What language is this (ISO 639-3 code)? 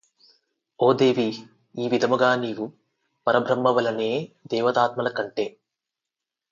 tel